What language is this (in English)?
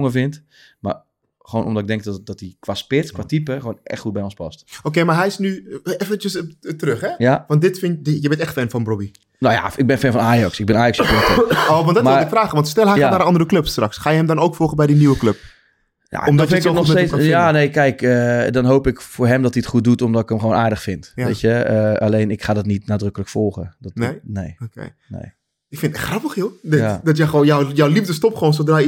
Dutch